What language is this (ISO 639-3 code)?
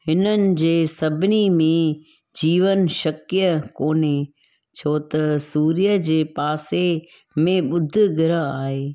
snd